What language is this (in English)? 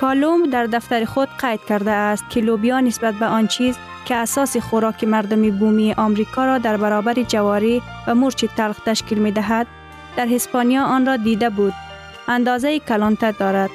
Persian